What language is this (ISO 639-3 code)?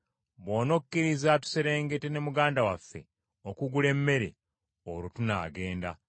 lug